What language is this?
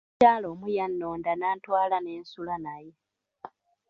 Ganda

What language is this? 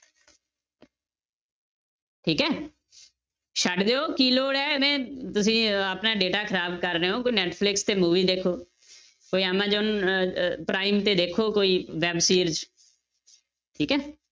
Punjabi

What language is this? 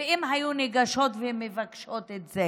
Hebrew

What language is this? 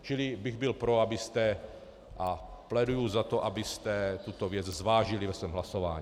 Czech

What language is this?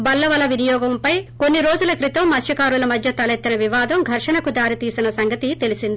Telugu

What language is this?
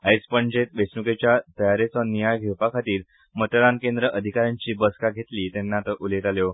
Konkani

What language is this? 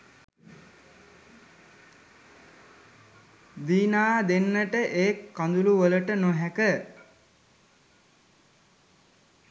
Sinhala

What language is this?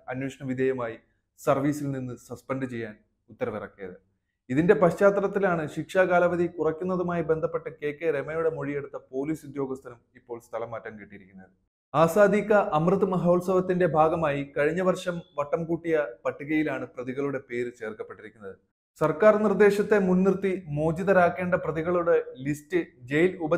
Malayalam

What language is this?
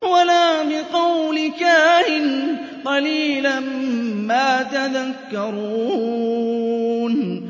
Arabic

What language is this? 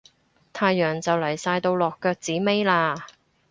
Cantonese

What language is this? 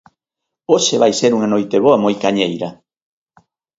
Galician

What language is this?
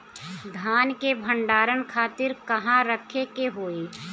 Bhojpuri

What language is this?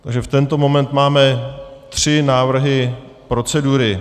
Czech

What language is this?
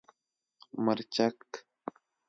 Pashto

